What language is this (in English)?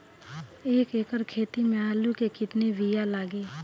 Bhojpuri